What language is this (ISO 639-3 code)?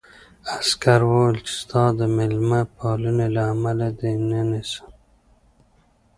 pus